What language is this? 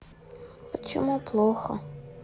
Russian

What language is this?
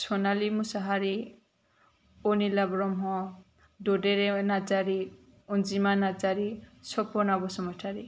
Bodo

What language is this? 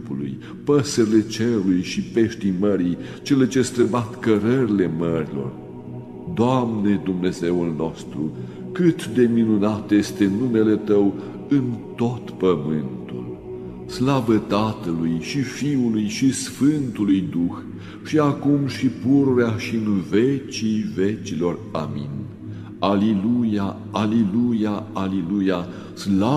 Romanian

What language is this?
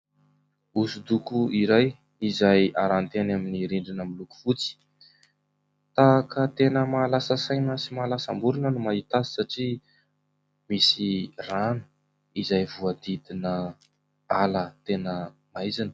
Malagasy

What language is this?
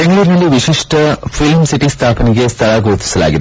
Kannada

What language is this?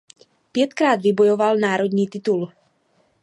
Czech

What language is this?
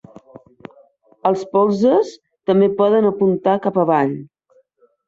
Catalan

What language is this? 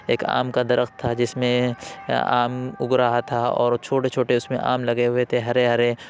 Urdu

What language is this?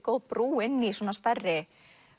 Icelandic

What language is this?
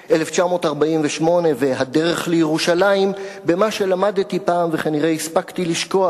Hebrew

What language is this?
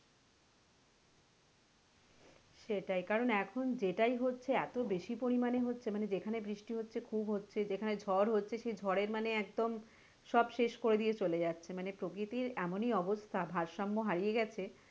Bangla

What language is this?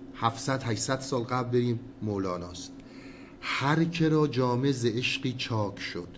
Persian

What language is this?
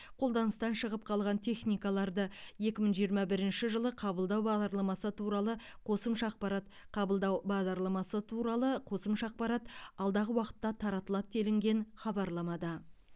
Kazakh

